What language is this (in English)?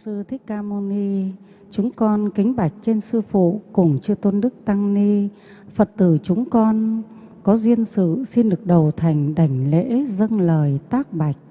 Vietnamese